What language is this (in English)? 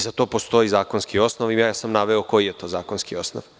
Serbian